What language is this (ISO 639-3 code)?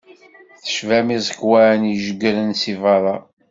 kab